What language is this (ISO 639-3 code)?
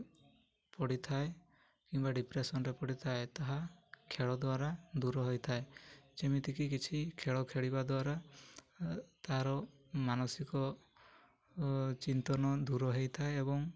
ori